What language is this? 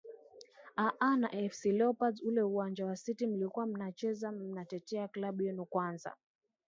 Swahili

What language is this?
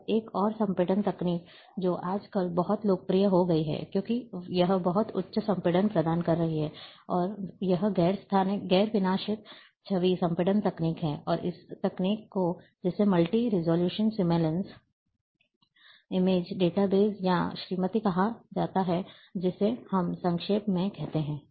Hindi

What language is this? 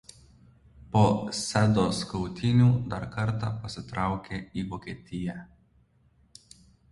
Lithuanian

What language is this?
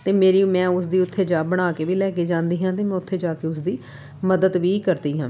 Punjabi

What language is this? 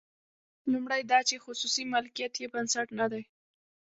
Pashto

